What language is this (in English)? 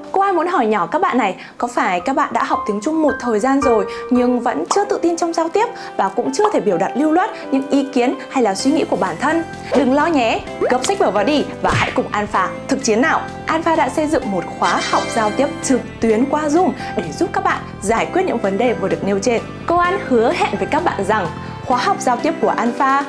Vietnamese